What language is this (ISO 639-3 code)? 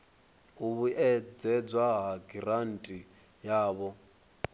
ven